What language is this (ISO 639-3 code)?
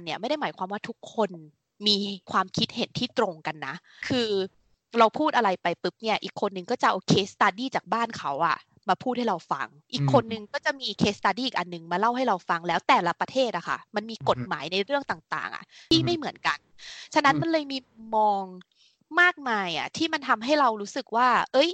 tha